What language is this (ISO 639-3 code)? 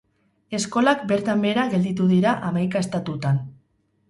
eus